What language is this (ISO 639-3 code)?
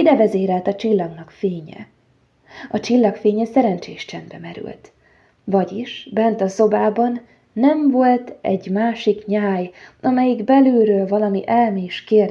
hun